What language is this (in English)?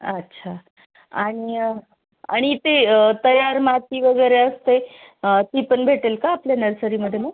Marathi